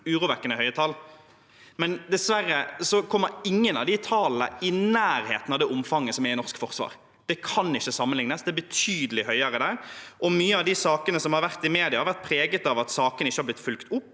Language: Norwegian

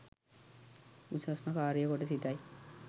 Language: Sinhala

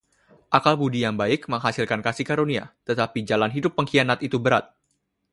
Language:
Indonesian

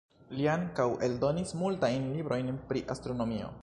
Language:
Esperanto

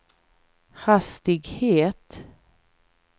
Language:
Swedish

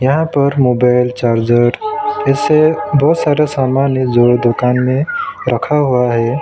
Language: Hindi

